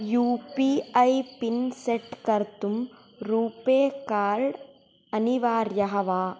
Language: Sanskrit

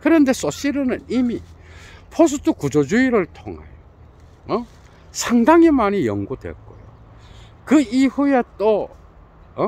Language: Korean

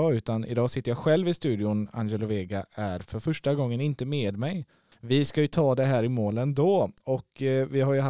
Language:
Swedish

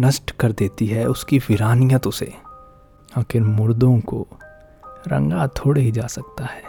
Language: Hindi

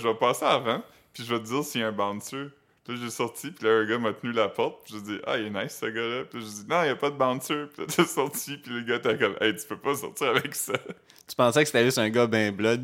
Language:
French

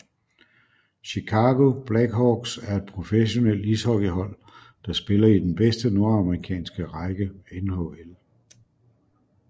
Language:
Danish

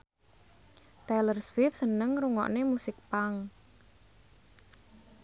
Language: Javanese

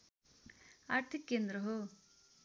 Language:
Nepali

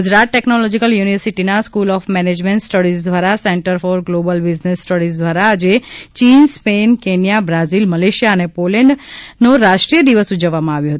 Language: Gujarati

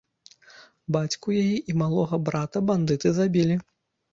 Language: Belarusian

